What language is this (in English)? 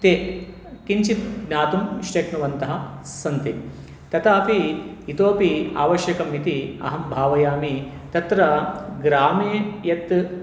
Sanskrit